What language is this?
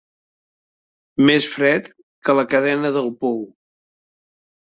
Catalan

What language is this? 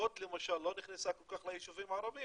Hebrew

